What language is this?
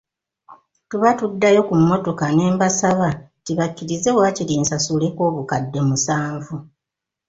Ganda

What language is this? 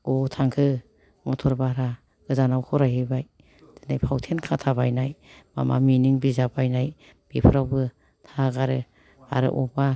Bodo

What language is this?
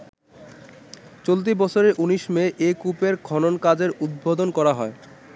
Bangla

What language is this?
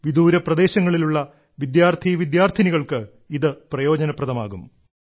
Malayalam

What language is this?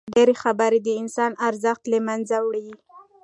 Pashto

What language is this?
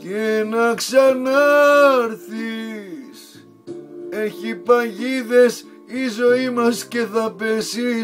Greek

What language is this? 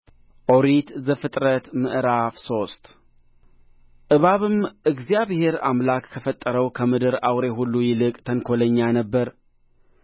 Amharic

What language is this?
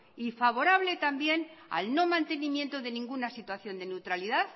Spanish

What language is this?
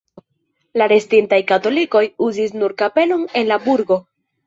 Esperanto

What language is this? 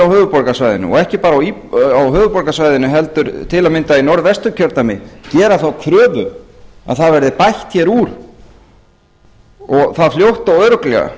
Icelandic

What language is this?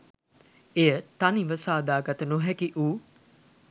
Sinhala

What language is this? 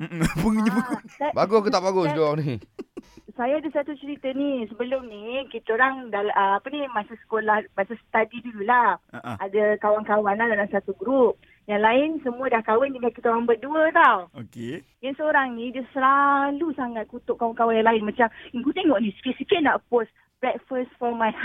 Malay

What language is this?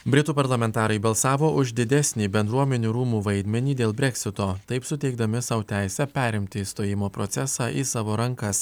Lithuanian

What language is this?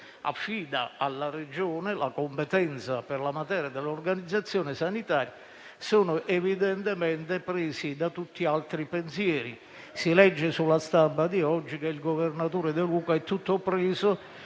Italian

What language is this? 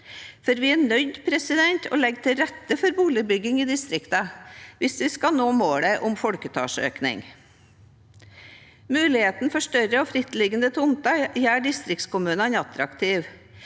Norwegian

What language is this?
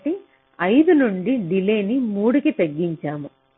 Telugu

